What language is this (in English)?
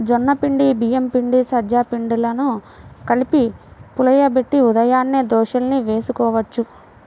Telugu